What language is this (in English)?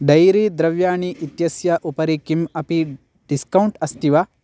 Sanskrit